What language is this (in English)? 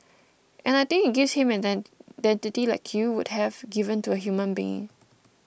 English